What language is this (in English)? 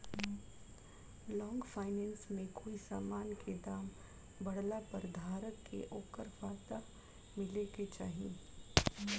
Bhojpuri